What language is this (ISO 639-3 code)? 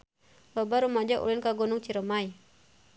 sun